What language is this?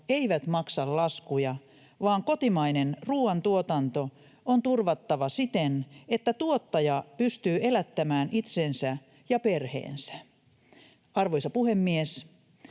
Finnish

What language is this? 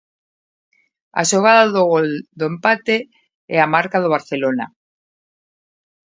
Galician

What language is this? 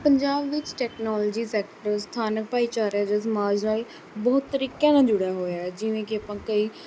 Punjabi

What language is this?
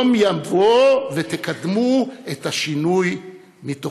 Hebrew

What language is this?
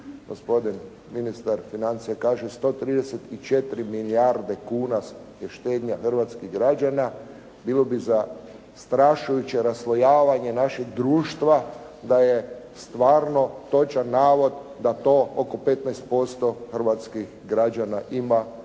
Croatian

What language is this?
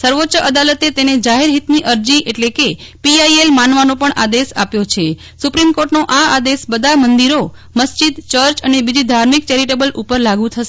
Gujarati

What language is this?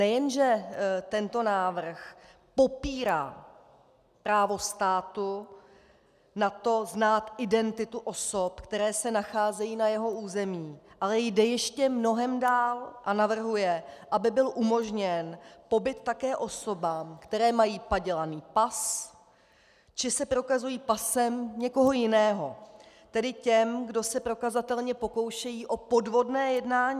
Czech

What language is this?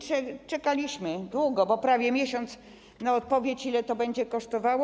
Polish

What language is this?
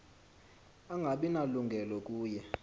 Xhosa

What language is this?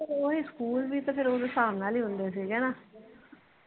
Punjabi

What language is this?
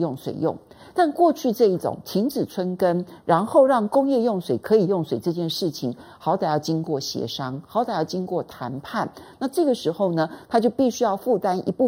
Chinese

